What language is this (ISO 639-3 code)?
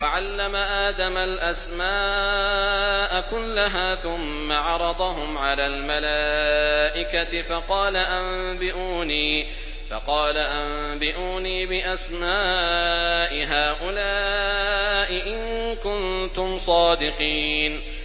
ara